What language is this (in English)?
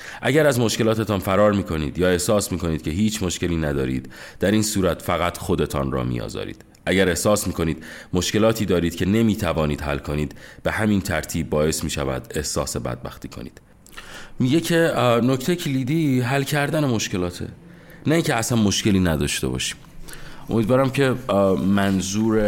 Persian